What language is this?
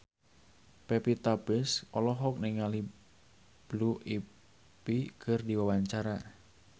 Sundanese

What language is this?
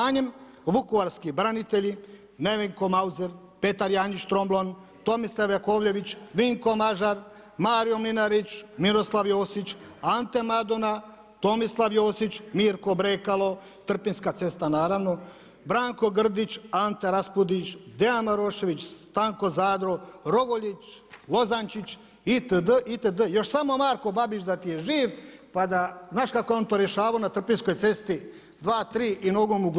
Croatian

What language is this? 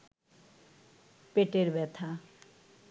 Bangla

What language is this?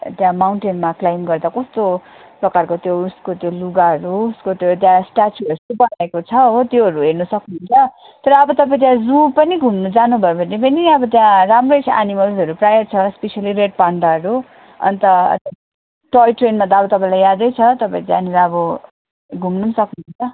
Nepali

